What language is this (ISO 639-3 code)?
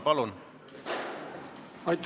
est